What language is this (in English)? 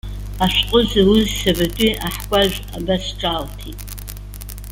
Abkhazian